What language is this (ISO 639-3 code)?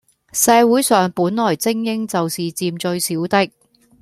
yue